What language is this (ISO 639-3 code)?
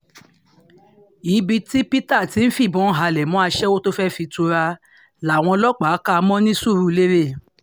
yor